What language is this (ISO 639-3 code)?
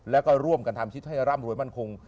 tha